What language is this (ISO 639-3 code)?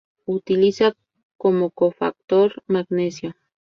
spa